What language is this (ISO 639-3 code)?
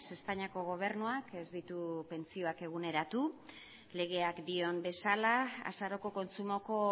eus